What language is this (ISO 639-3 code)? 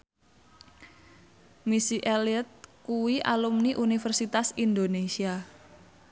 jav